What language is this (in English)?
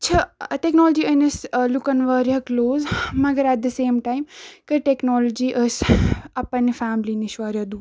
Kashmiri